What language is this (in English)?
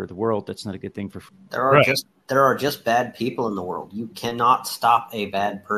English